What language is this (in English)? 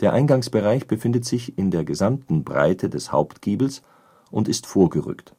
German